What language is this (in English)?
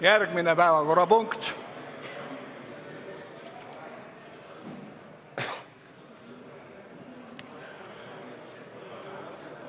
Estonian